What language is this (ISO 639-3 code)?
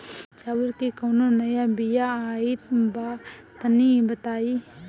bho